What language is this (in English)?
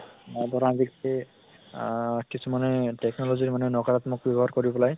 Assamese